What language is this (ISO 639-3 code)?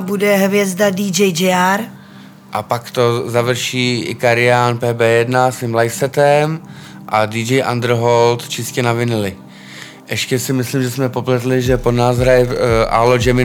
ces